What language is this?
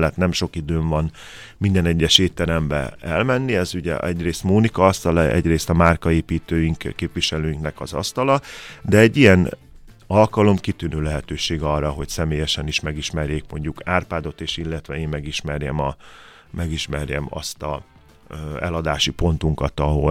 Hungarian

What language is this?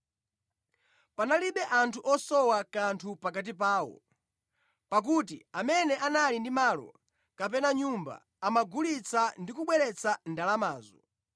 Nyanja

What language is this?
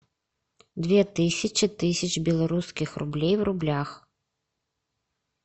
Russian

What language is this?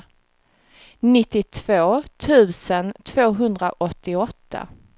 Swedish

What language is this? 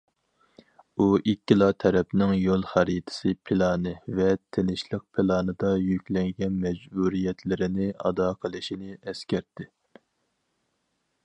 Uyghur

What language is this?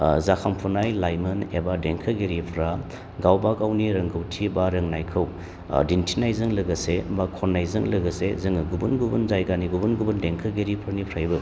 Bodo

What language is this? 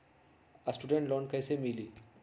Magahi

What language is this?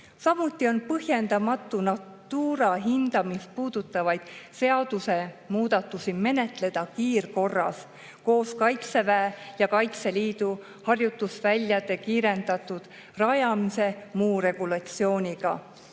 Estonian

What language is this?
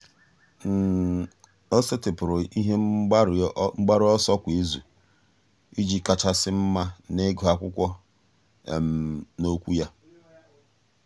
Igbo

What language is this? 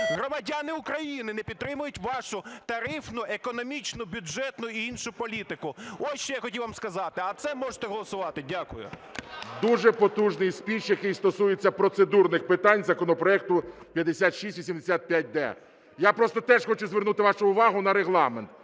Ukrainian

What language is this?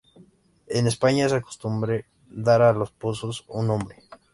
Spanish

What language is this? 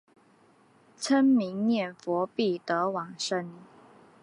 Chinese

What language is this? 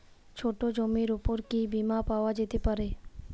Bangla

